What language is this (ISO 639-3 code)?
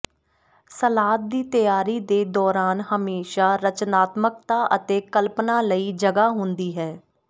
pan